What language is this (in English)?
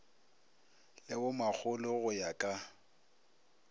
Northern Sotho